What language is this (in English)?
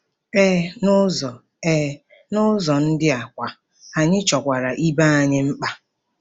Igbo